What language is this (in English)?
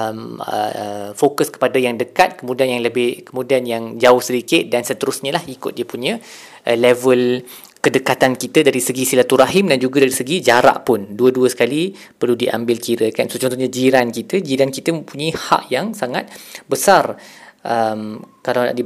Malay